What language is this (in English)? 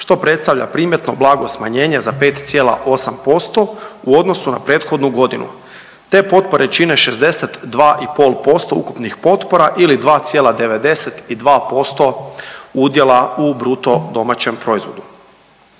Croatian